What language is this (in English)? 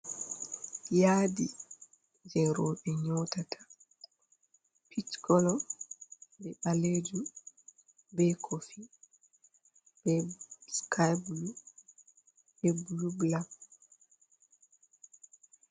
Fula